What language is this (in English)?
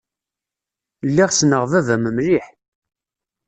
Kabyle